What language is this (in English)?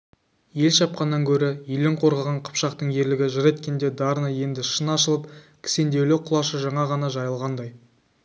Kazakh